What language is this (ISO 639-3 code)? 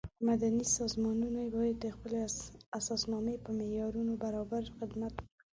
pus